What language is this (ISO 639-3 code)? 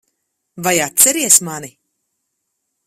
lav